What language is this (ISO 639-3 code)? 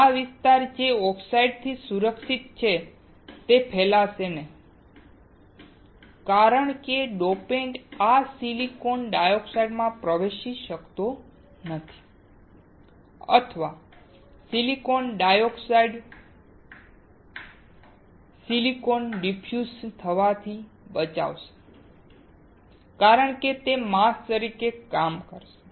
guj